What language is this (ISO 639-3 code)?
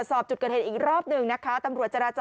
tha